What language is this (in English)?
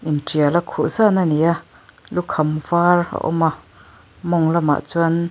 Mizo